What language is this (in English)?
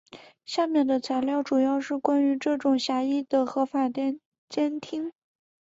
Chinese